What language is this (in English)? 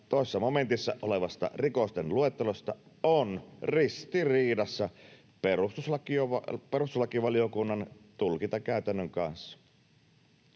Finnish